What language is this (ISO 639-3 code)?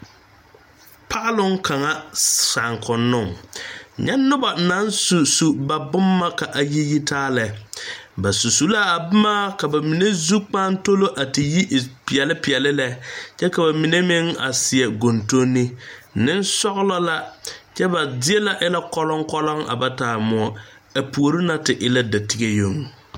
dga